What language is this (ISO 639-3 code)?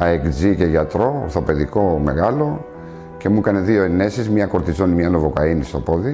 ell